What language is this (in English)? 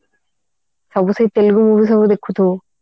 Odia